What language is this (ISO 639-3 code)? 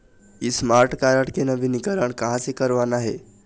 hne